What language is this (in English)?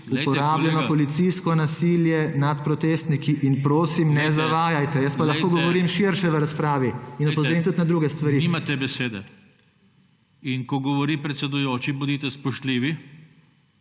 Slovenian